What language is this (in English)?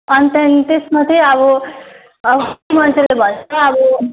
Nepali